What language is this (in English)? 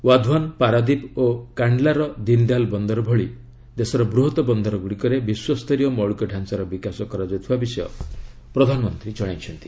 Odia